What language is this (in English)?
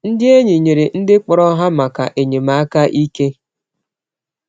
Igbo